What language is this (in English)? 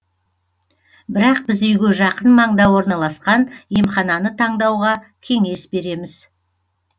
Kazakh